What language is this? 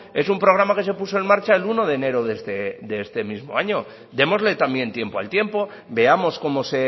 Spanish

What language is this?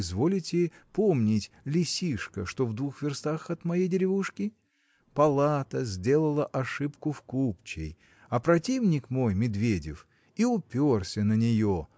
Russian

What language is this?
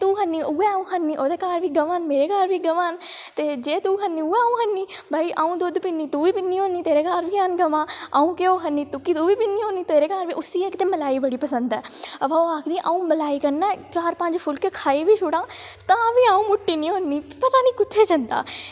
Dogri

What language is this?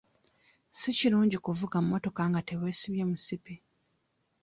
Ganda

